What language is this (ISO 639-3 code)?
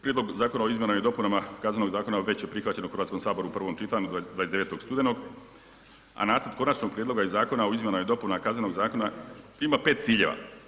hrv